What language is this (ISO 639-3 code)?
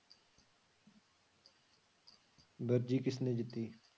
pan